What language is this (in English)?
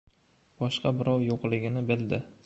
Uzbek